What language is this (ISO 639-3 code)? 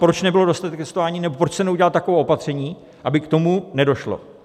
ces